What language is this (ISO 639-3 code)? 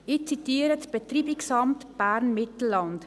gsw